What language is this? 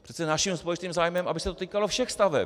Czech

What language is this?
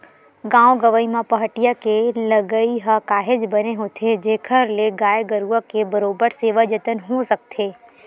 Chhattisgarhi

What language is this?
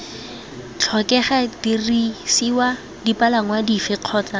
Tswana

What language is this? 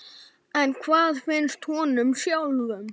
Icelandic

